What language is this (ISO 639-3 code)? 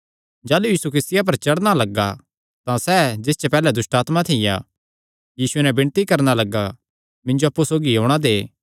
xnr